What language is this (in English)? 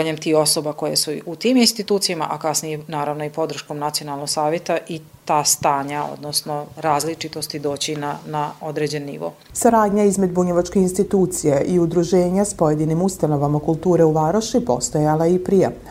Croatian